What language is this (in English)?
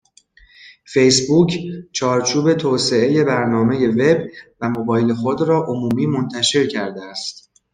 Persian